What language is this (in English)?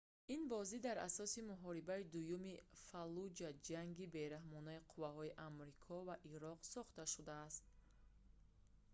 Tajik